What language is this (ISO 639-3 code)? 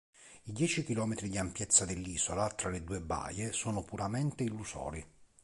ita